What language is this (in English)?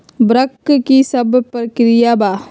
Magahi